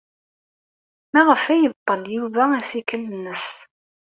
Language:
Kabyle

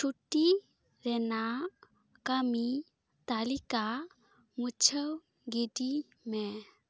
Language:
Santali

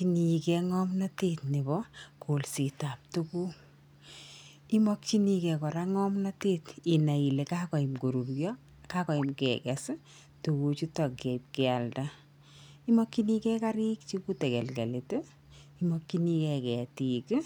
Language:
Kalenjin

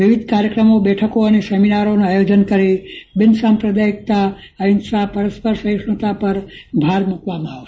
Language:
Gujarati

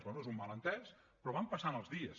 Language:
Catalan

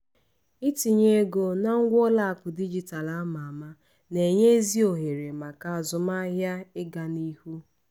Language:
Igbo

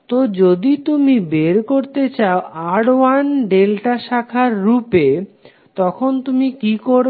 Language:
Bangla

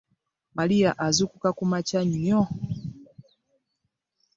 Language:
Ganda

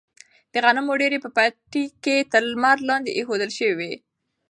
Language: Pashto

